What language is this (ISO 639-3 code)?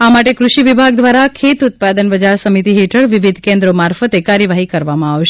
guj